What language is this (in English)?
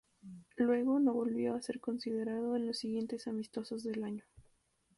Spanish